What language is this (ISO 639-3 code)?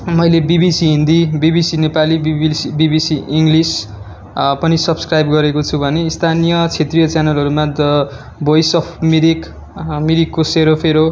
nep